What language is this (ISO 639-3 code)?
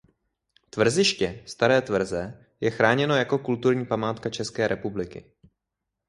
ces